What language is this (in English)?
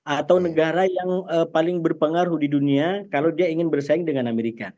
Indonesian